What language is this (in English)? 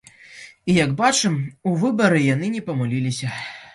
Belarusian